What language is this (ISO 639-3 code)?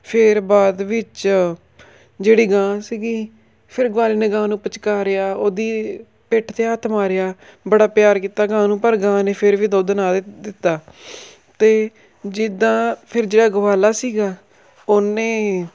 pan